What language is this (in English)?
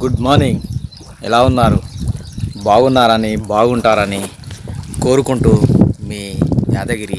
Telugu